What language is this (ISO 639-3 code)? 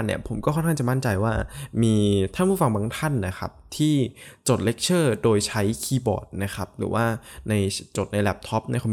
tha